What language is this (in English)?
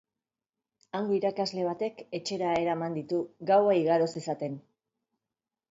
Basque